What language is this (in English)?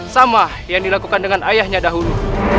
Indonesian